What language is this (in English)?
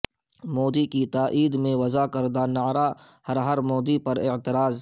Urdu